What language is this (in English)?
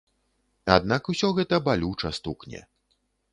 Belarusian